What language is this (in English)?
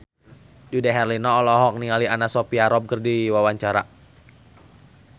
Sundanese